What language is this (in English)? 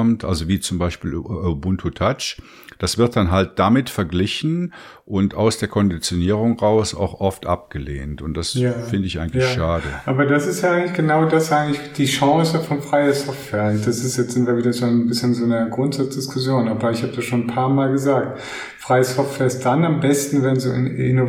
German